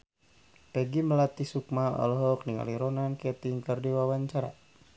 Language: Sundanese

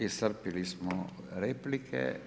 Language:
Croatian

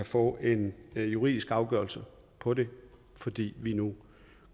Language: Danish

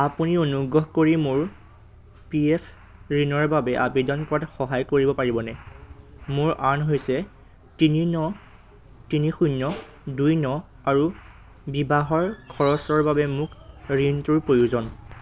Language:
Assamese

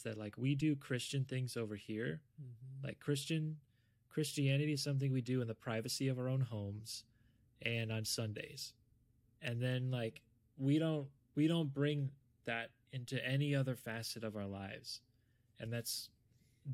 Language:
English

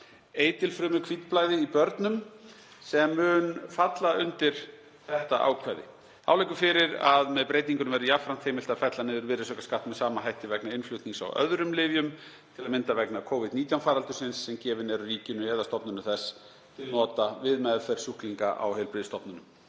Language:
Icelandic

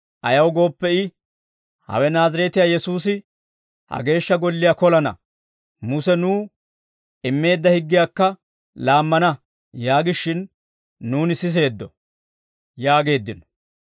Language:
Dawro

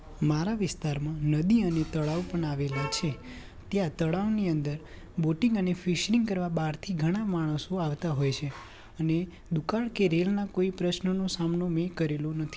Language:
Gujarati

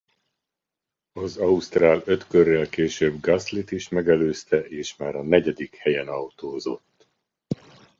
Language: Hungarian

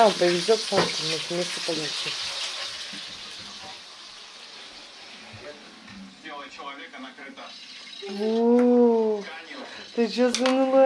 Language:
Russian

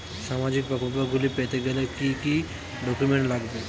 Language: Bangla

